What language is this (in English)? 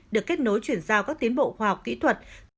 Vietnamese